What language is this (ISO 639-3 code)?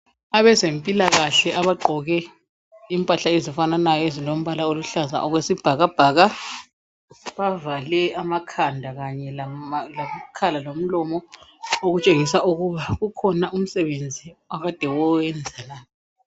nde